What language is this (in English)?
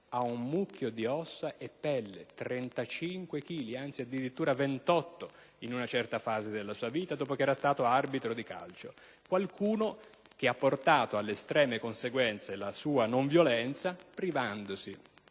Italian